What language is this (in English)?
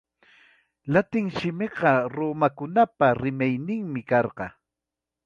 Ayacucho Quechua